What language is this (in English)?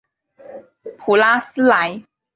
Chinese